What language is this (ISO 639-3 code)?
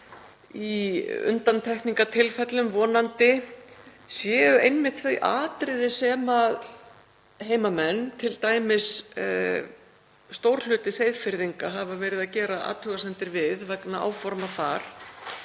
isl